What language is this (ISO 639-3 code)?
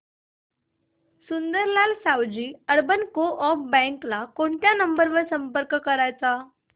mar